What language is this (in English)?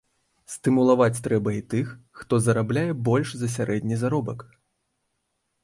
Belarusian